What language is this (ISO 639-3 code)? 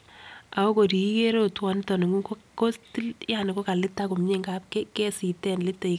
kln